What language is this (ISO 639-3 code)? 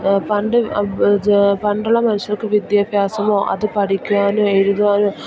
mal